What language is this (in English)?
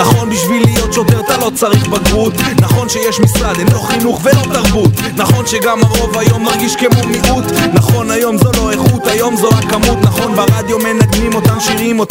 Hebrew